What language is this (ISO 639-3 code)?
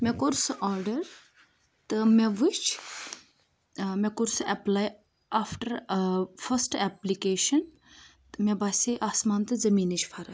kas